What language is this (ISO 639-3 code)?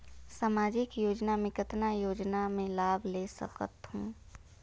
hne